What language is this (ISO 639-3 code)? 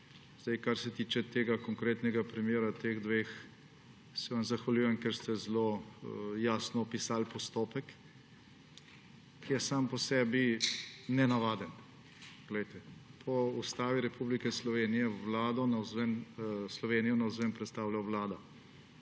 slv